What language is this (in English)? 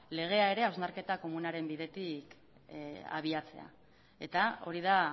Basque